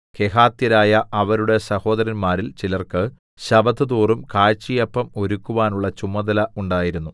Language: Malayalam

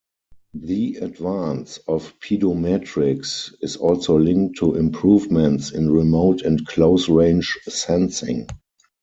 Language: English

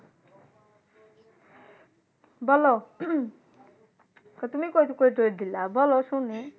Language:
Bangla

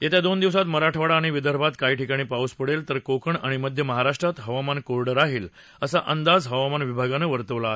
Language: Marathi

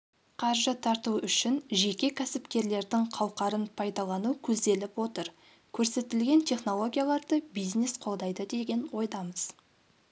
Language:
Kazakh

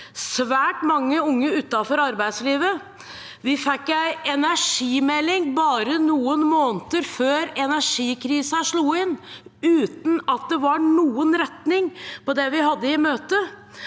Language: Norwegian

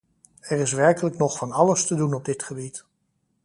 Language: Dutch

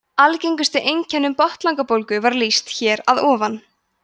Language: Icelandic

